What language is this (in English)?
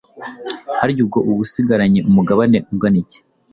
Kinyarwanda